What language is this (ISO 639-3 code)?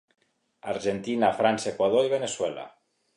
cat